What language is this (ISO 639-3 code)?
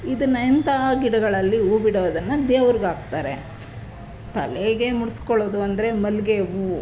kan